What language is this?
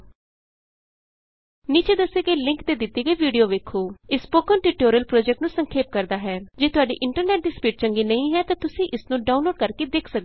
Punjabi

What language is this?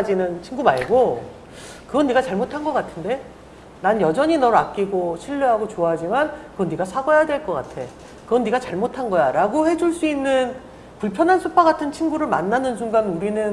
Korean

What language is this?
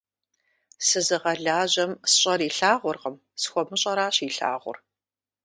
Kabardian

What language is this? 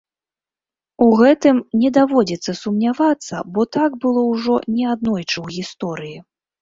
Belarusian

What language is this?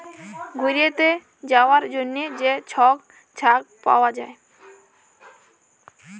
Bangla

